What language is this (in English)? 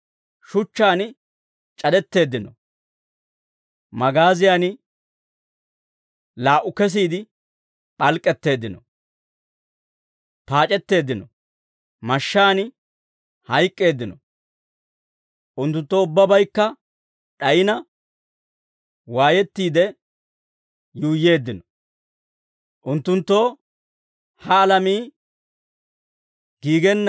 Dawro